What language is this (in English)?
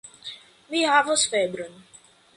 Esperanto